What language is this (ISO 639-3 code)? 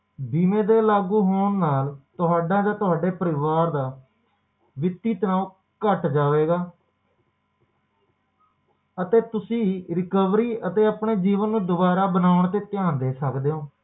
pan